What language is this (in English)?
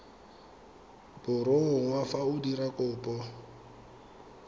Tswana